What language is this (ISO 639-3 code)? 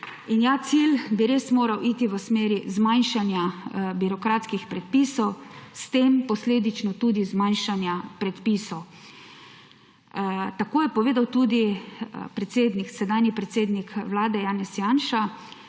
slv